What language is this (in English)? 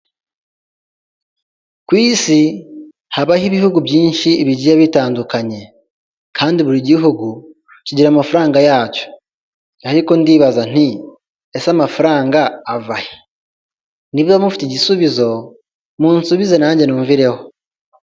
Kinyarwanda